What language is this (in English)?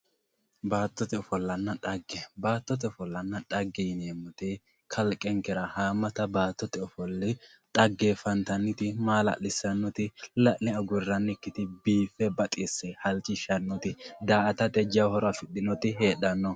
Sidamo